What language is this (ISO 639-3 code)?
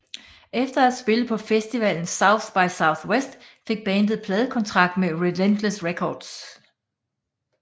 dan